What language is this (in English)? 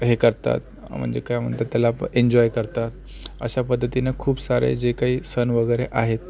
Marathi